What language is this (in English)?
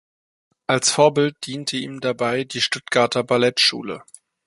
German